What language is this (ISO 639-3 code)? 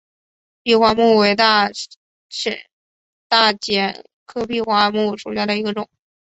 zho